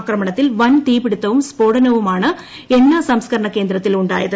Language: Malayalam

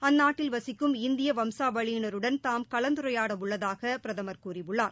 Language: Tamil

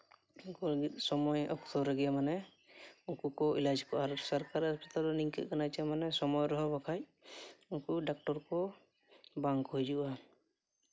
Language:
Santali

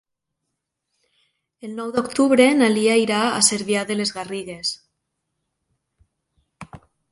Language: Catalan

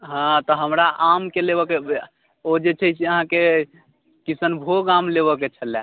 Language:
Maithili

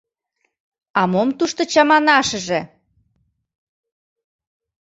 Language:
Mari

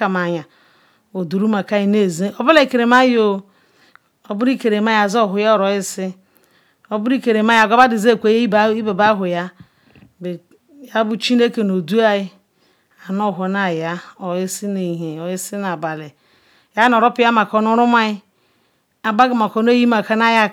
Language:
Ikwere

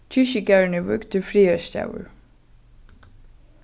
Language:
Faroese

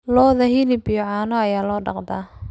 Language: Somali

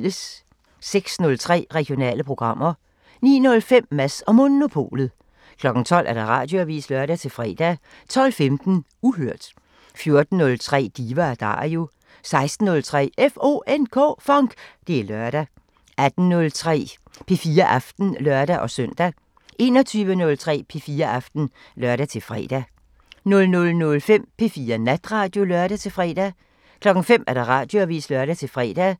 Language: Danish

